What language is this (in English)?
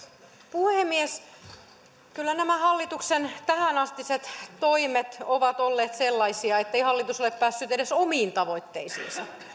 Finnish